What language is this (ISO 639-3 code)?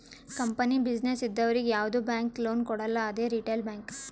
kan